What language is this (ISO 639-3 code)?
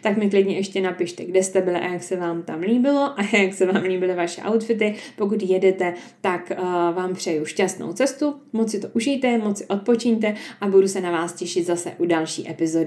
ces